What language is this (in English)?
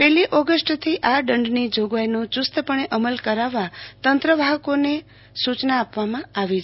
Gujarati